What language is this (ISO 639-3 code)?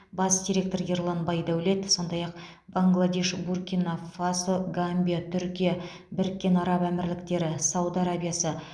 kaz